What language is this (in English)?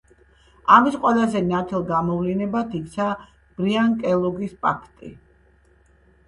Georgian